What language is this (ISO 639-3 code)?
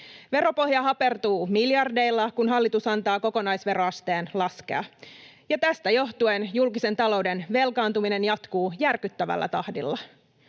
fin